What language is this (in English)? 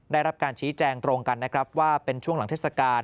Thai